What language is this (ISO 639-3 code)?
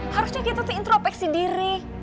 ind